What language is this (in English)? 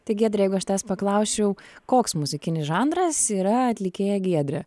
Lithuanian